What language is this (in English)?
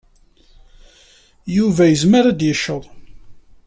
Kabyle